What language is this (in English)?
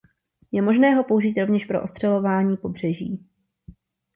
Czech